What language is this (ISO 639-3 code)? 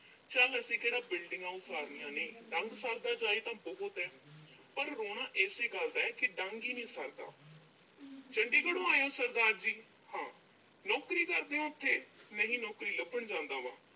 pan